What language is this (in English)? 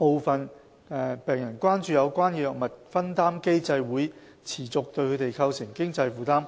Cantonese